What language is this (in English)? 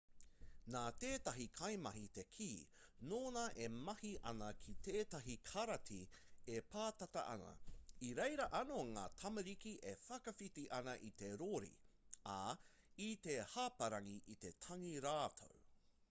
Māori